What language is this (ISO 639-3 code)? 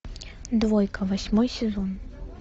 rus